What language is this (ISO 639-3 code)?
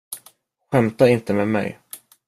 swe